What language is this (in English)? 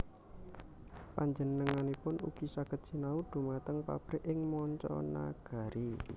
Javanese